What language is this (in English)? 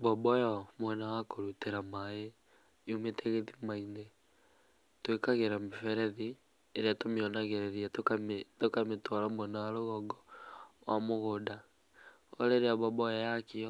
Kikuyu